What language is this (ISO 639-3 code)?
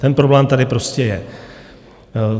ces